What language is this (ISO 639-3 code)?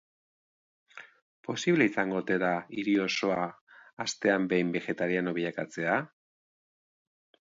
eus